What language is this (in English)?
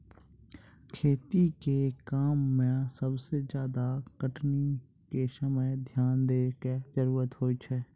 Maithili